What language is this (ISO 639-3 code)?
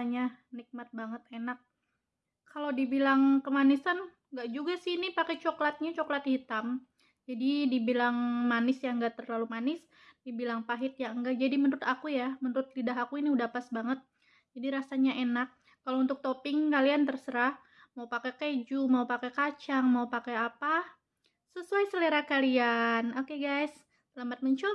ind